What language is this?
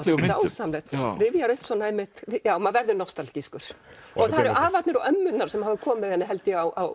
Icelandic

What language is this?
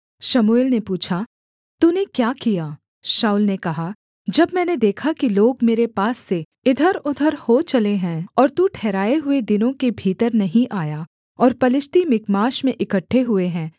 Hindi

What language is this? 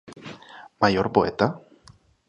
Galician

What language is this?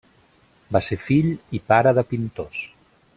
Catalan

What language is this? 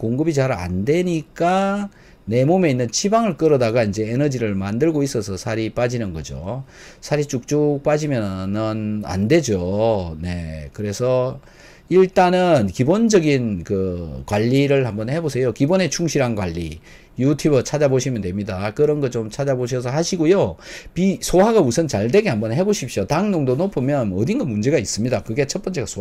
Korean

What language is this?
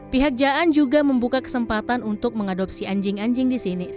Indonesian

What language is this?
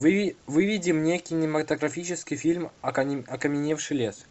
Russian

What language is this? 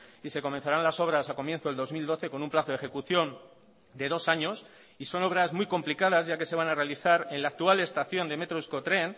Spanish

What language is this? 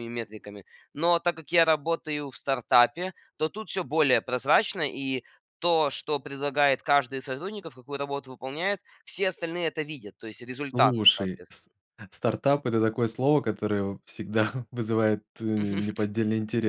Russian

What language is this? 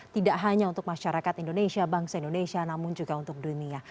Indonesian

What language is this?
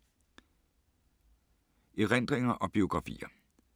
Danish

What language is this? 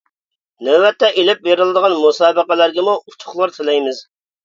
Uyghur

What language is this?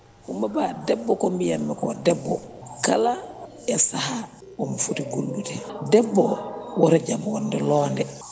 Fula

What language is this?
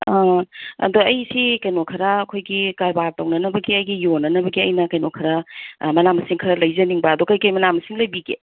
Manipuri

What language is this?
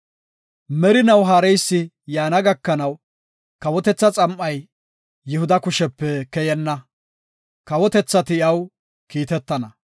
Gofa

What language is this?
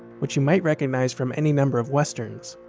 English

